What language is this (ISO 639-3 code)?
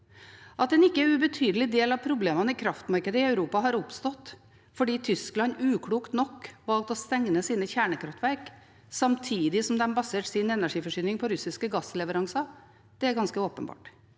nor